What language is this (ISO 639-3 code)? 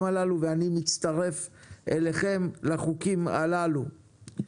heb